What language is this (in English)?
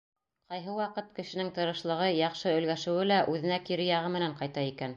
Bashkir